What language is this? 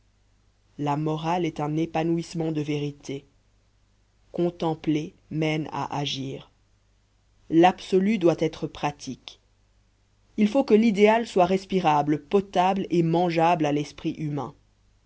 French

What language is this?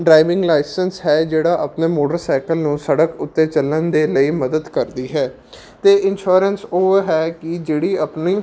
Punjabi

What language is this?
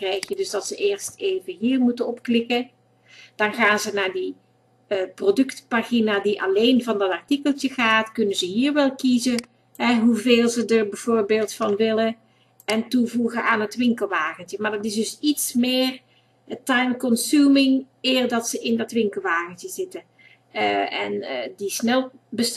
Dutch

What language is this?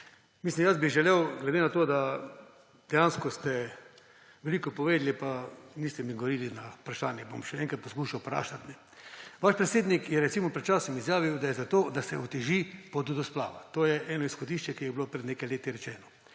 Slovenian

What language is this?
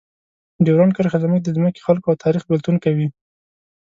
Pashto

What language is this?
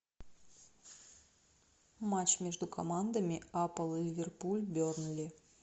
Russian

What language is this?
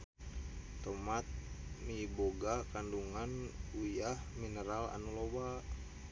Sundanese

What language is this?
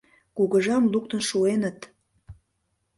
Mari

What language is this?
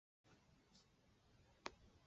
Chinese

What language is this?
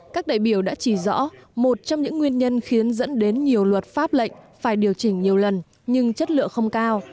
Vietnamese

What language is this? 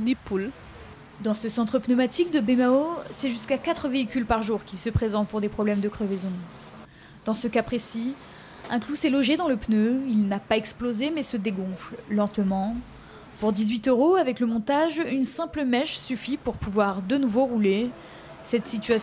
French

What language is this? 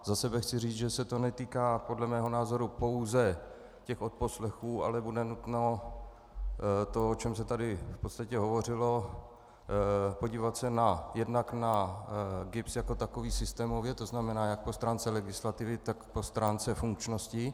Czech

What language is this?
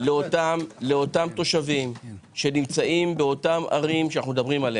Hebrew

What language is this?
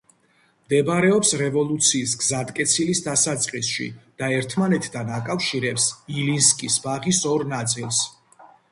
Georgian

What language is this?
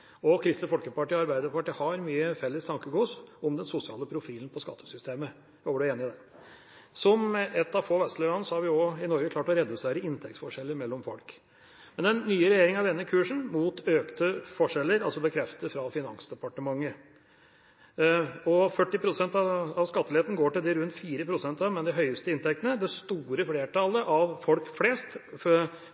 Norwegian Bokmål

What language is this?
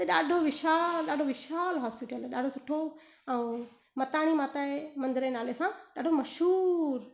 Sindhi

